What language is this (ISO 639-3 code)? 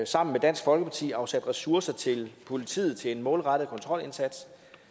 dan